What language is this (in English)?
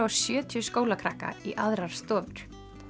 Icelandic